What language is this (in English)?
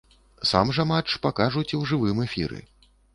Belarusian